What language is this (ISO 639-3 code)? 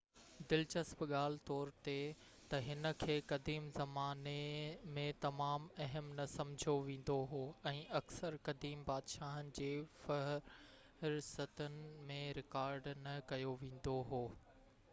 snd